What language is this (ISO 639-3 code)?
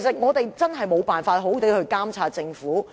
yue